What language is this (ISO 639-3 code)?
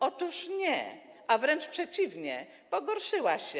pol